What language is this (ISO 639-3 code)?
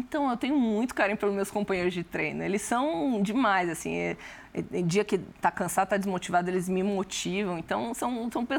por